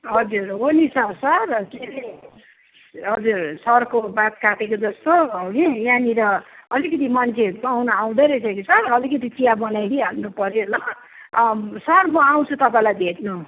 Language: Nepali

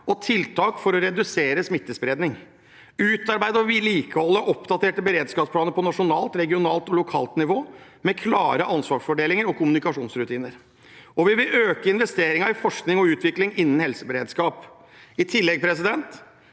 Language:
Norwegian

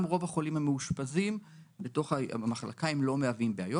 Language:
Hebrew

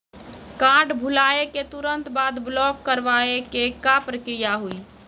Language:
Maithili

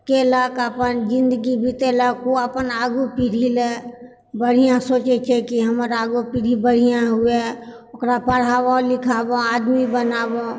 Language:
Maithili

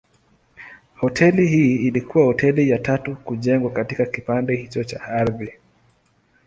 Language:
Swahili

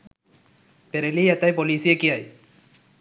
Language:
Sinhala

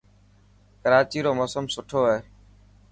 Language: Dhatki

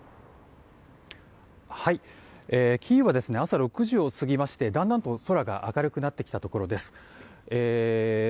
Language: Japanese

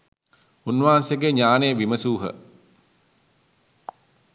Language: Sinhala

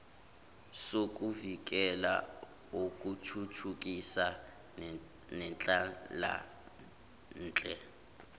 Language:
Zulu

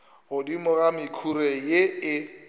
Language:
Northern Sotho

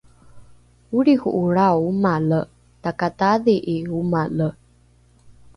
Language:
Rukai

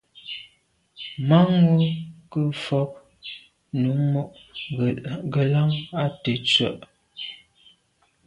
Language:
Medumba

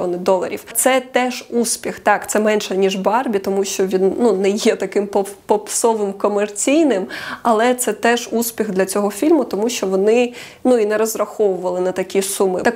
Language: Ukrainian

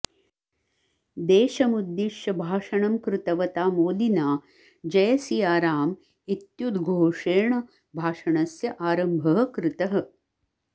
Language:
Sanskrit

